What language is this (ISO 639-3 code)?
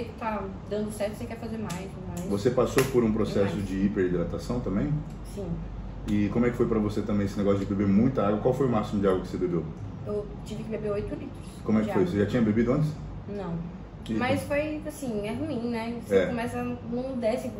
por